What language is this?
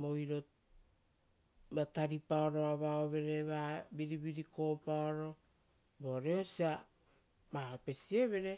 Rotokas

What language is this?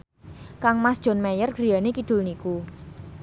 Javanese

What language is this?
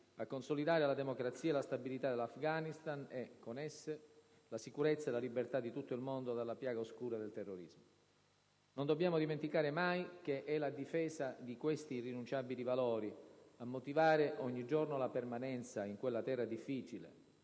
Italian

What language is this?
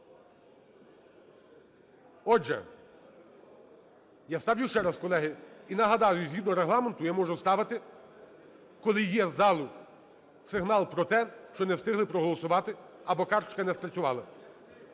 Ukrainian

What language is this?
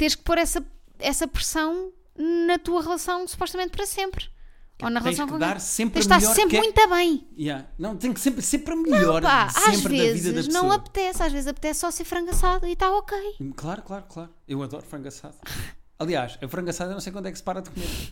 Portuguese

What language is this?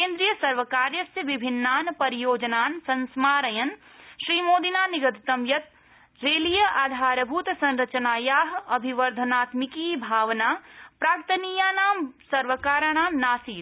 Sanskrit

